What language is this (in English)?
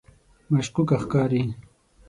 Pashto